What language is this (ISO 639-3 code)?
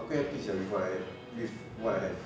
eng